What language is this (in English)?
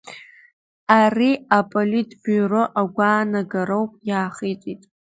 Abkhazian